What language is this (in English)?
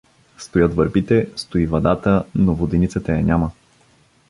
Bulgarian